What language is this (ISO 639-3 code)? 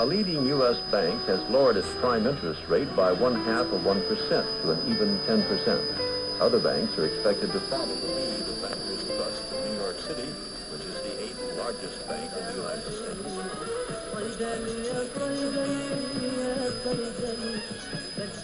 dan